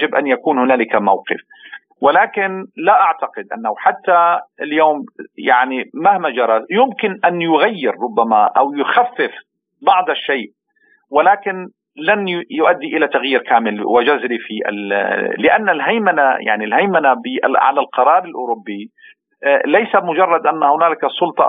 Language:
Arabic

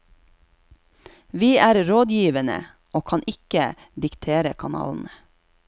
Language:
Norwegian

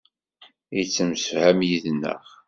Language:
Kabyle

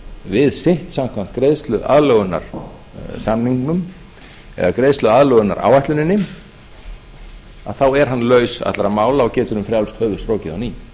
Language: Icelandic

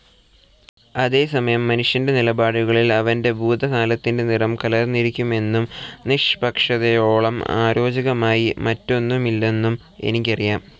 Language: Malayalam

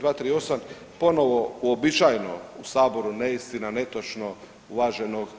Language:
Croatian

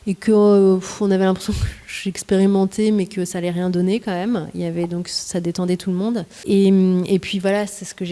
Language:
French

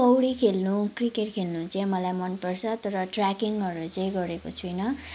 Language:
Nepali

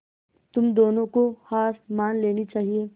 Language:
Hindi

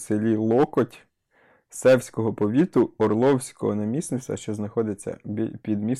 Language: Ukrainian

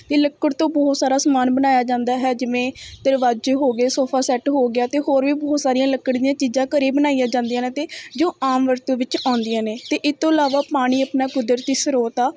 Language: Punjabi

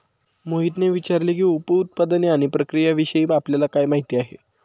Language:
Marathi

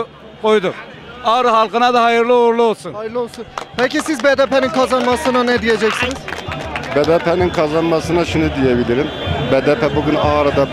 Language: Turkish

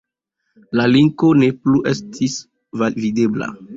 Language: Esperanto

